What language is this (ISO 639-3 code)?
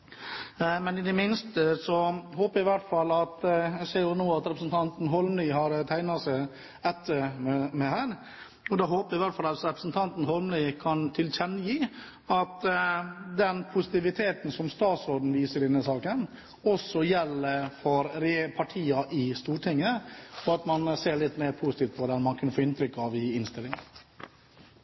nor